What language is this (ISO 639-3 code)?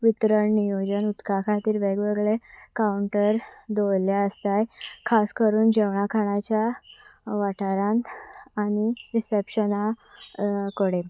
kok